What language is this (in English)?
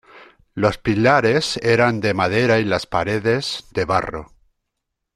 Spanish